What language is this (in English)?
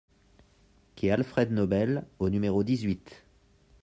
French